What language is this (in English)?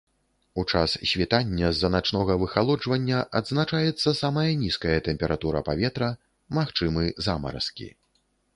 Belarusian